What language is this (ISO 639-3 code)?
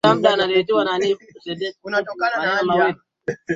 swa